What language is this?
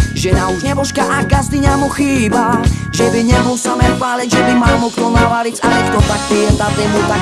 Slovak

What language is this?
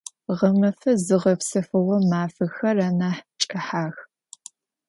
Adyghe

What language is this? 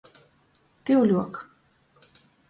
Latgalian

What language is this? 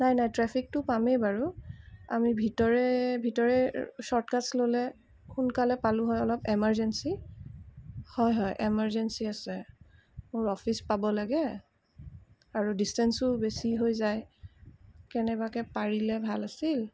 Assamese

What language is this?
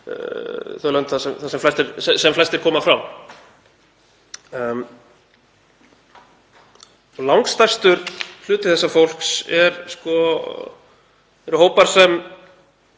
Icelandic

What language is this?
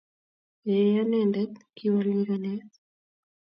Kalenjin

